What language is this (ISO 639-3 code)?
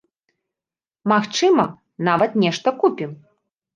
bel